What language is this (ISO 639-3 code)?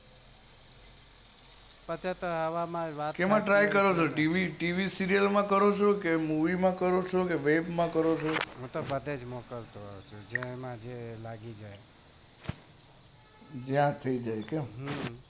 guj